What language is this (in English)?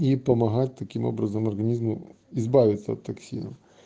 Russian